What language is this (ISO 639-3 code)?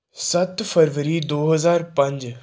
pan